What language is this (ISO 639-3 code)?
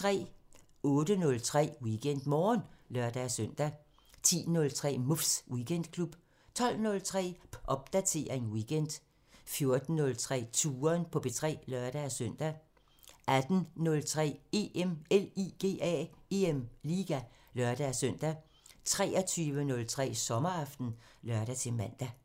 dan